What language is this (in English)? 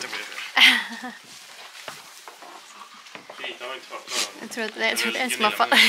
Swedish